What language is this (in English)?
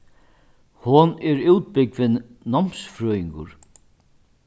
Faroese